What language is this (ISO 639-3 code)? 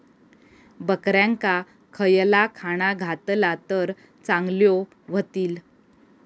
mar